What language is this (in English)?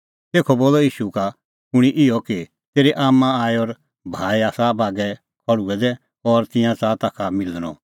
Kullu Pahari